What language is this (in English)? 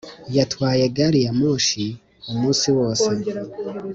Kinyarwanda